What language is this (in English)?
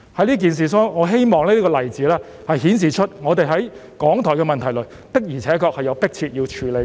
Cantonese